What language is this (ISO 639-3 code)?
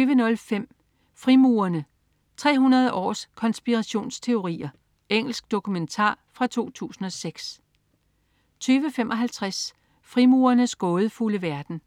dan